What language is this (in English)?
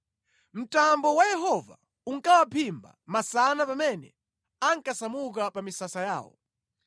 Nyanja